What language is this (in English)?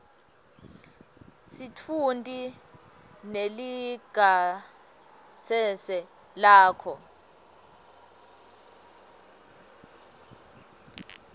Swati